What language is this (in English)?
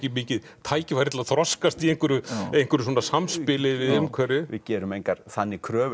Icelandic